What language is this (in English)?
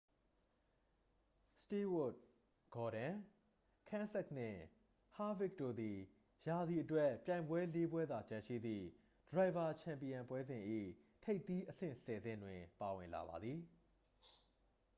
Burmese